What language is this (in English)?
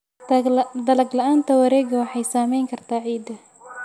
Somali